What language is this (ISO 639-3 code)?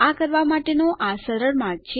guj